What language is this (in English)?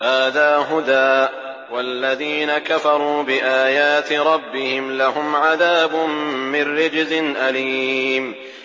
Arabic